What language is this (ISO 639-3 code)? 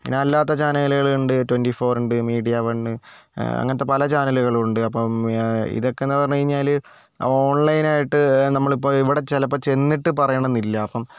mal